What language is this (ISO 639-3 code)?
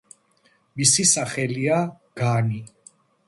kat